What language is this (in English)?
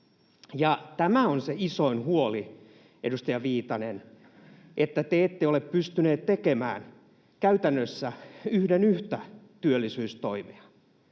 Finnish